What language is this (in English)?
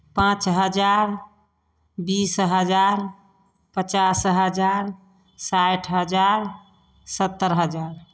Maithili